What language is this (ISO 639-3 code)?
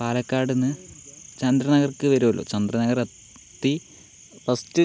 mal